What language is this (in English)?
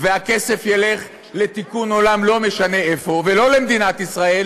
Hebrew